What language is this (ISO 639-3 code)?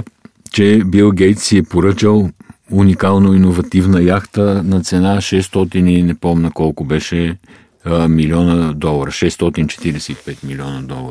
bul